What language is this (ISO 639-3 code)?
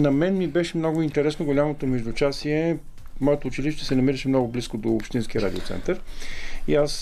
bul